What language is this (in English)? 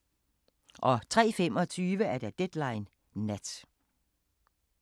Danish